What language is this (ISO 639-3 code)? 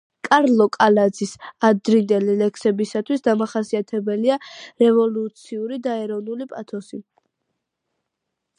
kat